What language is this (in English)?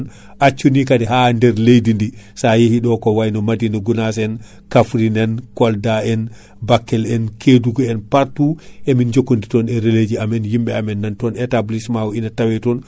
Fula